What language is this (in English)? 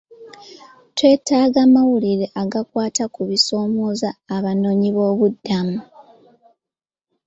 Ganda